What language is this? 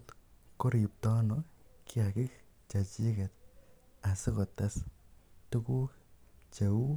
Kalenjin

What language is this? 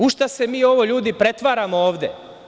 Serbian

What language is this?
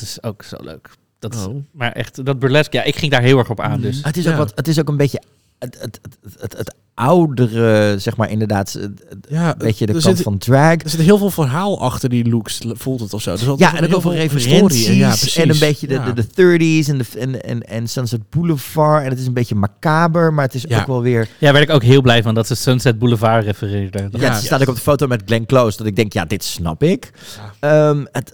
Dutch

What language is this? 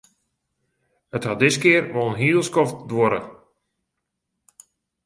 Western Frisian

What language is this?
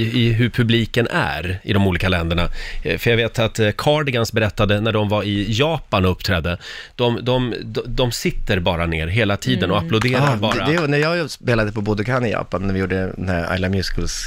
Swedish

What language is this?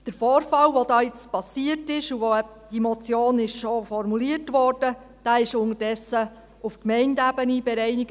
Swiss German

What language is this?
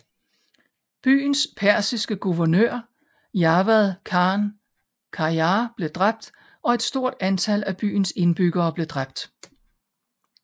Danish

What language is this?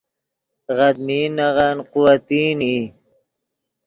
Yidgha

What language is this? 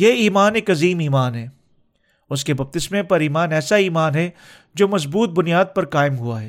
Urdu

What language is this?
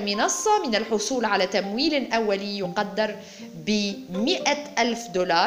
Arabic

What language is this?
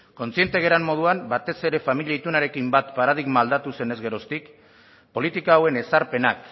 Basque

